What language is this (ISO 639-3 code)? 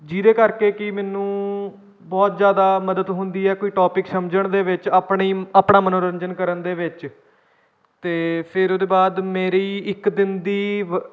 pan